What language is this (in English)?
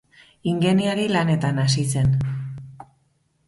Basque